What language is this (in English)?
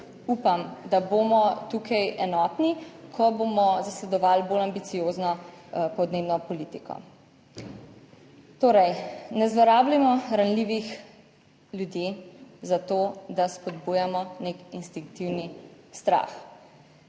Slovenian